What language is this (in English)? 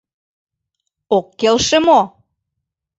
Mari